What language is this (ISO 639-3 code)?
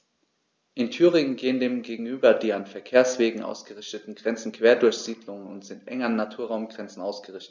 deu